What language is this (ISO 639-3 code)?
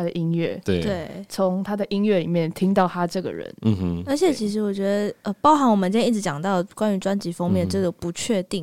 zho